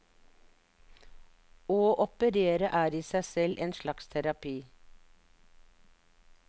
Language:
Norwegian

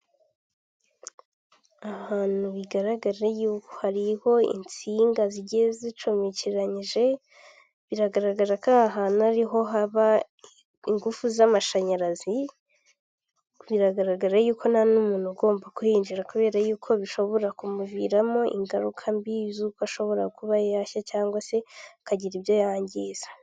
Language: Kinyarwanda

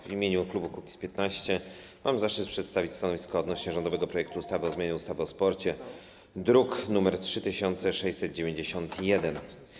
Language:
Polish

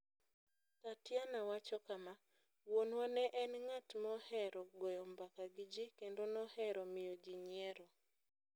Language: Luo (Kenya and Tanzania)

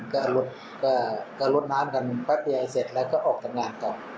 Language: Thai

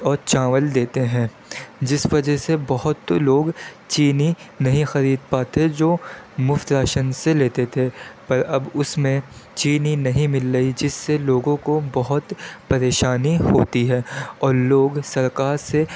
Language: Urdu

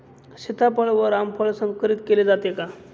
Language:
Marathi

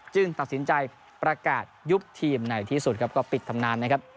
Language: Thai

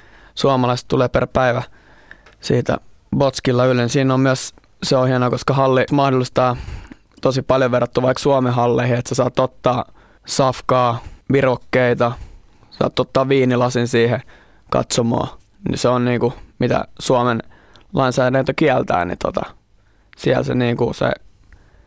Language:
Finnish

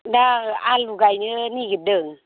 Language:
Bodo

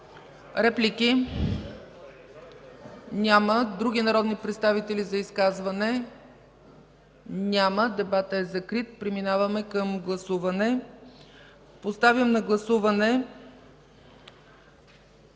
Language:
Bulgarian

